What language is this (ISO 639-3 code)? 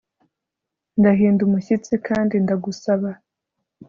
kin